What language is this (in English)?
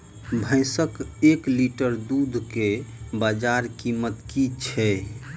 Maithili